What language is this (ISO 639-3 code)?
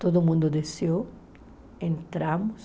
por